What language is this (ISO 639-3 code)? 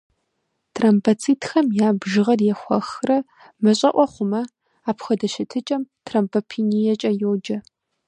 kbd